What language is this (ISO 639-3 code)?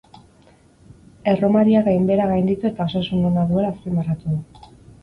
eus